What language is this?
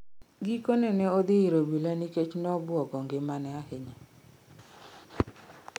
Luo (Kenya and Tanzania)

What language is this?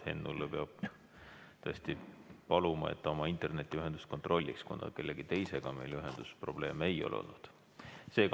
Estonian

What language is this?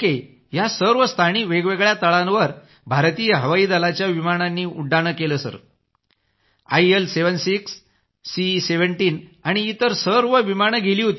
Marathi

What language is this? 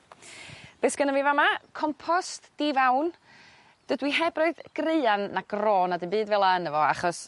Welsh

